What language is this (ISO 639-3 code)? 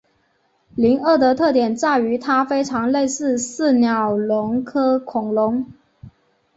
zho